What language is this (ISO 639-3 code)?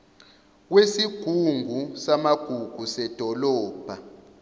zul